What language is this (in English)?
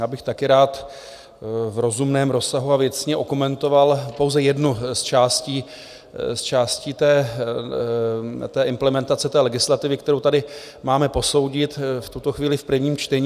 Czech